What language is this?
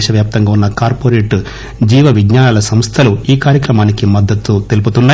Telugu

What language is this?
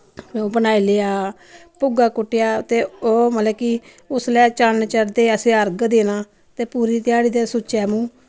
Dogri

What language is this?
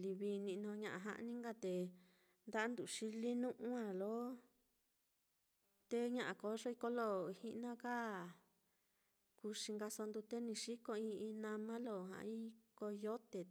Mitlatongo Mixtec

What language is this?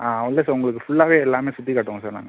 Tamil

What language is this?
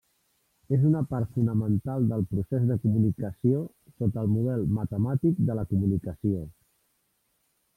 Catalan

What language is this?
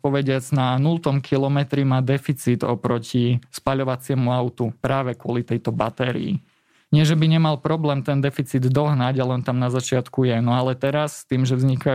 Slovak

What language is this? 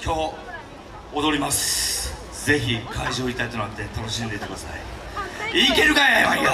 Japanese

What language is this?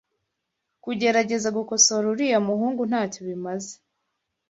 Kinyarwanda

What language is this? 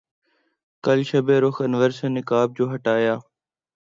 Urdu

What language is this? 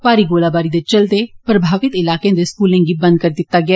Dogri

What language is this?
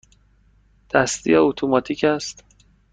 Persian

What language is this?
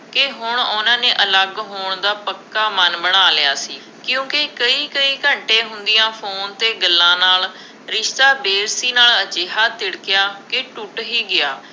Punjabi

